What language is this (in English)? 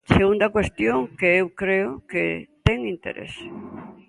Galician